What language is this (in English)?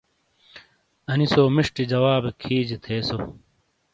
Shina